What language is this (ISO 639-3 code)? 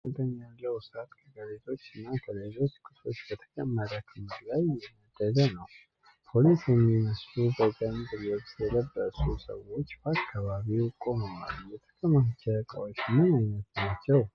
amh